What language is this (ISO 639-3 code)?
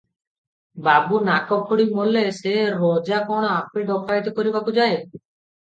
ori